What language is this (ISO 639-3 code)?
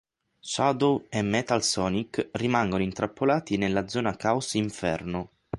ita